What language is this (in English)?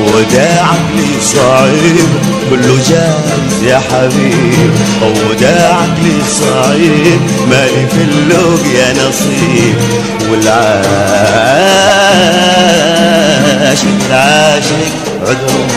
Arabic